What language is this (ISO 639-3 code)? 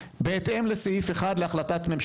heb